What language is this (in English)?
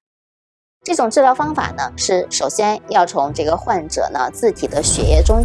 Chinese